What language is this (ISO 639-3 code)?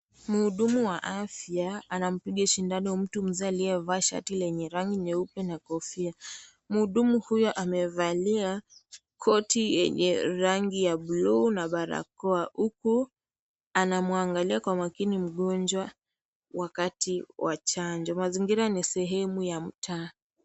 swa